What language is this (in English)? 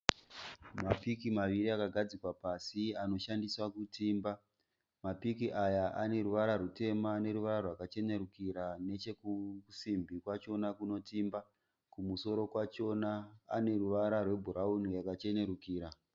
Shona